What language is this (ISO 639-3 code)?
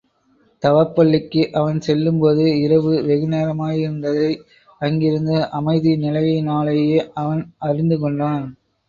tam